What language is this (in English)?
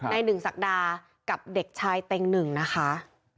Thai